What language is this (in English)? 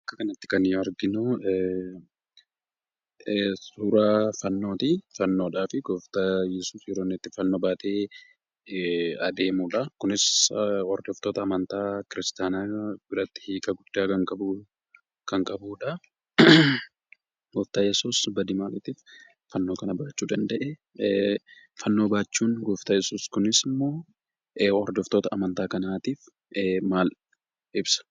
Oromo